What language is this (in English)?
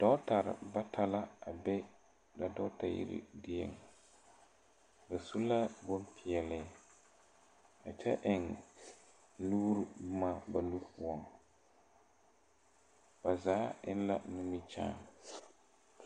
Southern Dagaare